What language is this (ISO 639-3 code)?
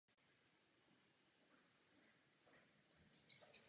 ces